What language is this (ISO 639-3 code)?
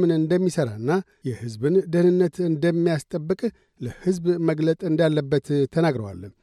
amh